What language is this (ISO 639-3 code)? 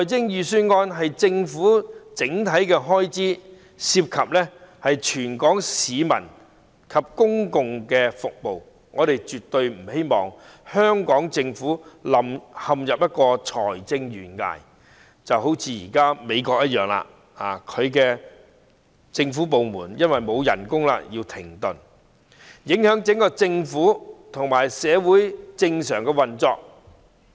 yue